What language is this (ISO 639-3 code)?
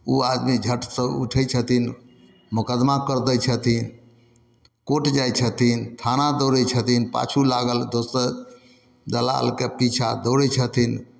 mai